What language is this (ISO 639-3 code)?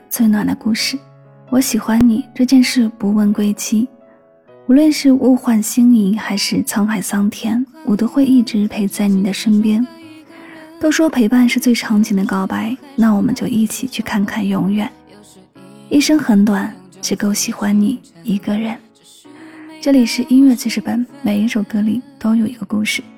zho